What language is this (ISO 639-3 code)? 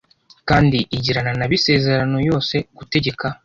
kin